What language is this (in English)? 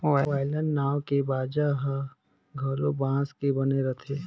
Chhattisgarhi